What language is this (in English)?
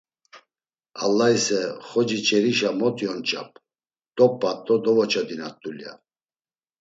Laz